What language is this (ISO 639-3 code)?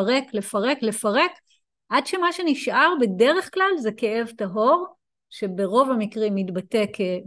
heb